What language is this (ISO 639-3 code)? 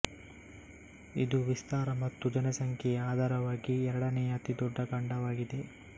kan